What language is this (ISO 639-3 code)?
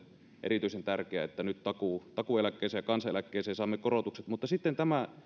fin